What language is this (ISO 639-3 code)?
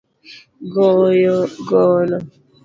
luo